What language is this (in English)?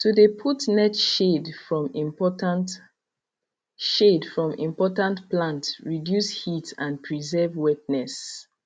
Nigerian Pidgin